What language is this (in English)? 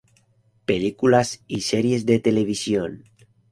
Spanish